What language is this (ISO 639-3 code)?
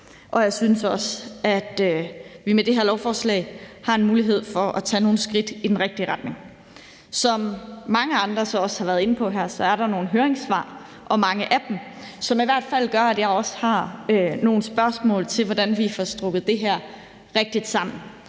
dan